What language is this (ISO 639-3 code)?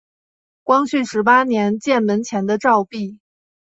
zho